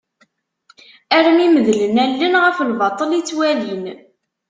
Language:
Kabyle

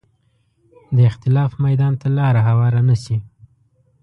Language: Pashto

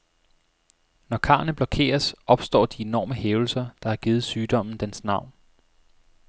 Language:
Danish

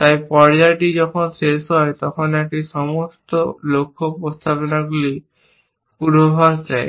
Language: Bangla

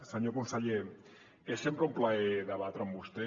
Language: Catalan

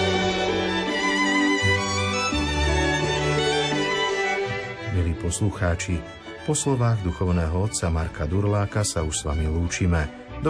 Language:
Slovak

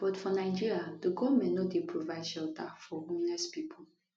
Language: Nigerian Pidgin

